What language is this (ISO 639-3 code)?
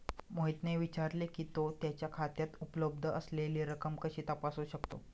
mar